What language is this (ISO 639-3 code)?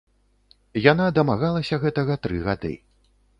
bel